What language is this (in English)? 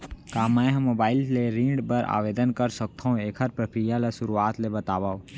Chhattisgarhi